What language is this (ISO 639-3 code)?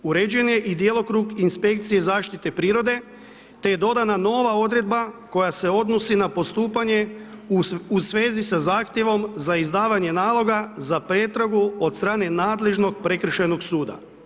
hrv